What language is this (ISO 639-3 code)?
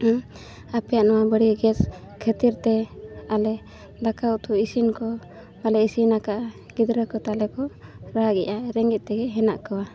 sat